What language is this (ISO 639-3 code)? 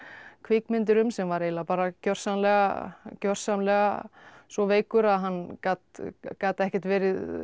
isl